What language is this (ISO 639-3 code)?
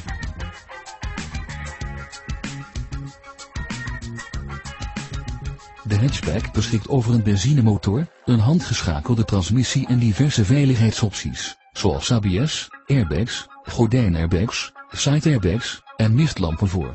nld